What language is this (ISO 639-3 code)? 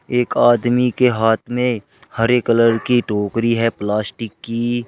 hin